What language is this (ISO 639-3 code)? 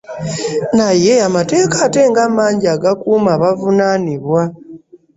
lug